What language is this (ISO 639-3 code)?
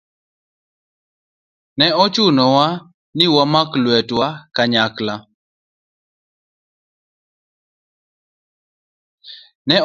luo